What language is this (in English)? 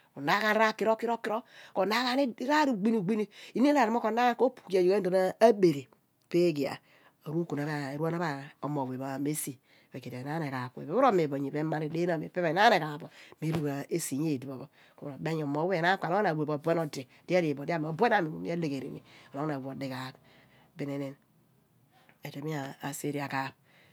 Abua